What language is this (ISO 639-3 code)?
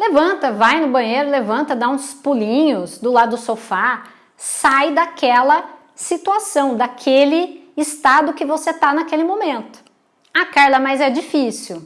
por